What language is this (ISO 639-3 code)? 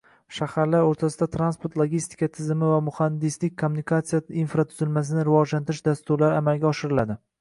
uzb